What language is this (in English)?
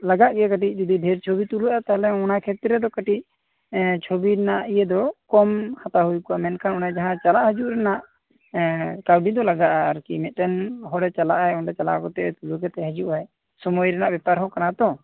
Santali